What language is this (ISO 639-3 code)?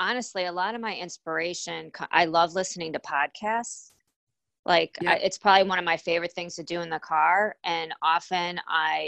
eng